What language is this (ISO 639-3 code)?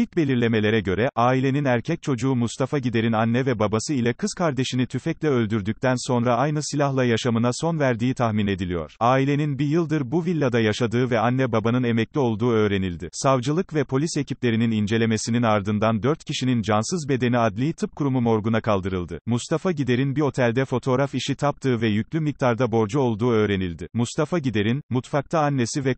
tur